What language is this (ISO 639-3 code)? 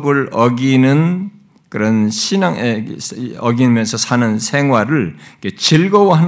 kor